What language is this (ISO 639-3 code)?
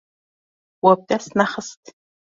kur